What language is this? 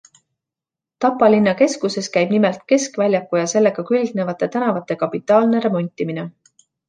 Estonian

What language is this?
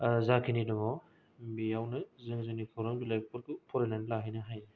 Bodo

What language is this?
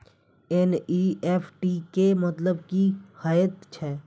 Maithili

